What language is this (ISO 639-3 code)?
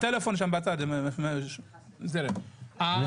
heb